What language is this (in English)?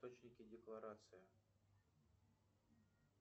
Russian